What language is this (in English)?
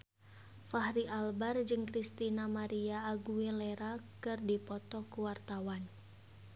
Sundanese